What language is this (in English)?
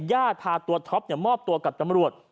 Thai